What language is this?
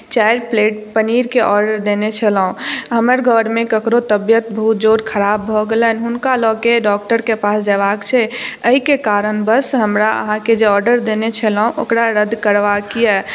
Maithili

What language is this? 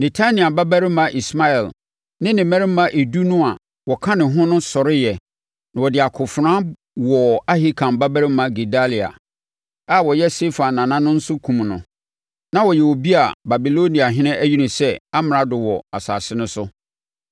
Akan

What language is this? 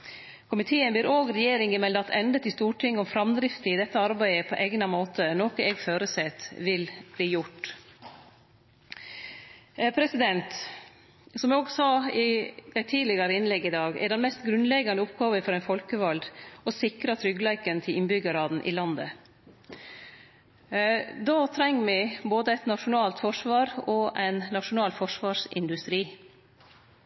Norwegian Nynorsk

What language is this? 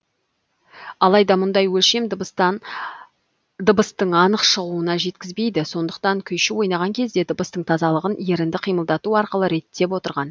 Kazakh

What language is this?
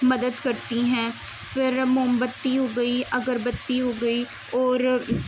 Urdu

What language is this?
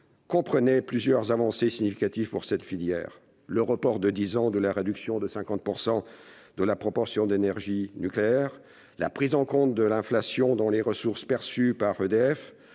French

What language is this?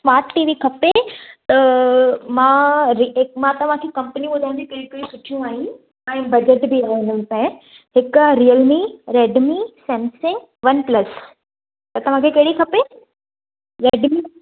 Sindhi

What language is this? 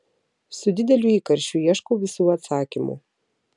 Lithuanian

